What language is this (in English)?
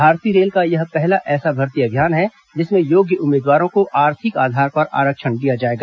Hindi